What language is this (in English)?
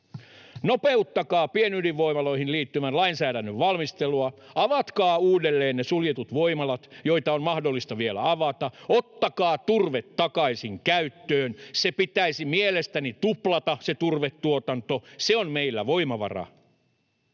Finnish